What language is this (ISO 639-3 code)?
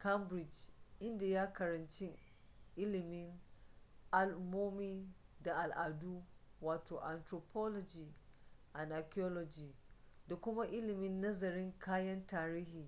hau